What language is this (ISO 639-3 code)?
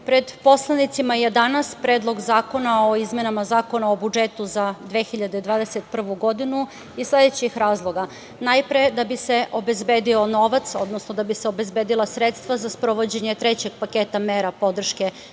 srp